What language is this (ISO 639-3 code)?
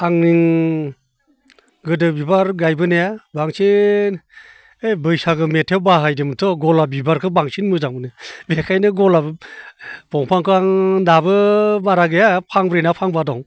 brx